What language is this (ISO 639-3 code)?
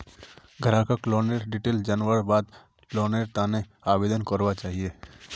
mag